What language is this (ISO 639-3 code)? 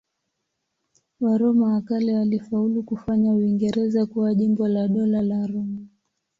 swa